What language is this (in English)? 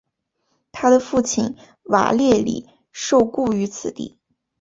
Chinese